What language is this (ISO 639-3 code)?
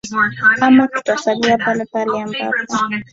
swa